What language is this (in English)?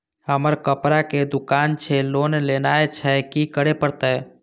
Maithili